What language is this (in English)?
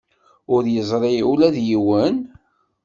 Kabyle